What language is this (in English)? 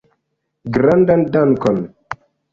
Esperanto